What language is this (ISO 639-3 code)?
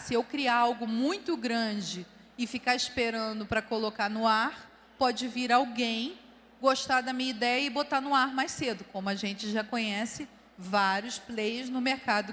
por